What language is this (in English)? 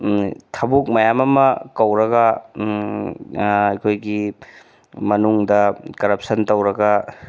Manipuri